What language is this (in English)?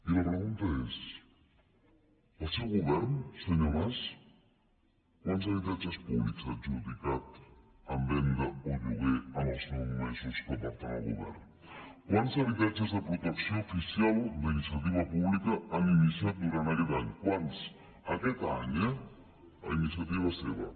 Catalan